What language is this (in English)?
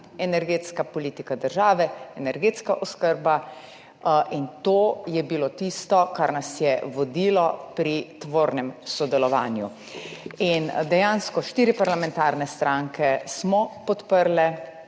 Slovenian